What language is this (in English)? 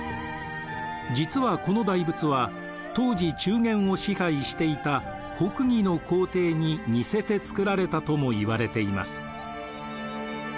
Japanese